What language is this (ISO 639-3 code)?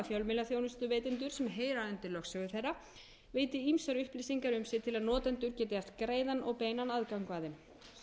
isl